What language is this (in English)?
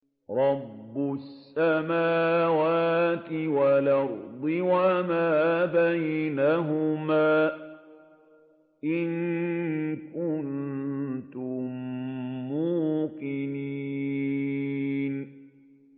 Arabic